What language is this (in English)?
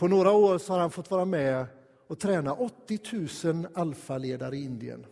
Swedish